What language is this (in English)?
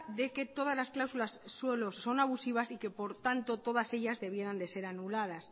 Spanish